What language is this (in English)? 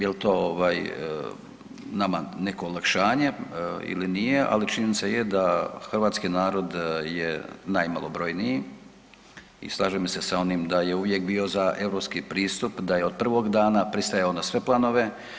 Croatian